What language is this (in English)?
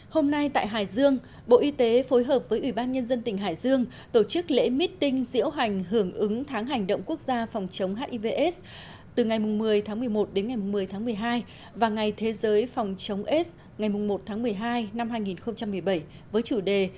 Vietnamese